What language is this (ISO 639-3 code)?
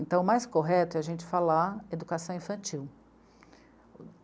por